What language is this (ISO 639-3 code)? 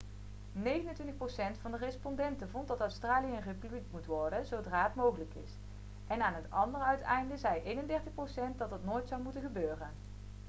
nld